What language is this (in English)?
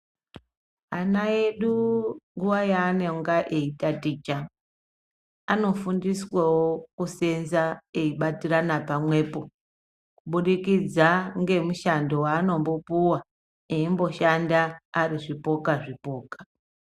Ndau